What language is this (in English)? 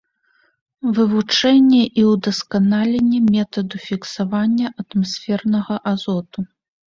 Belarusian